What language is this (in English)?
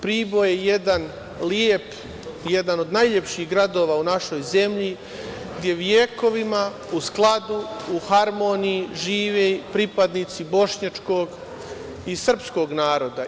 Serbian